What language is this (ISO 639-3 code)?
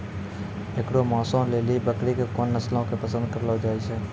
mai